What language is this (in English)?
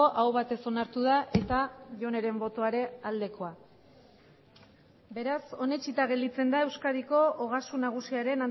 Basque